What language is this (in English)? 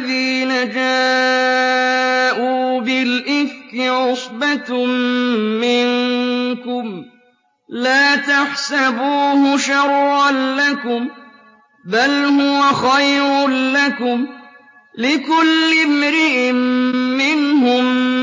Arabic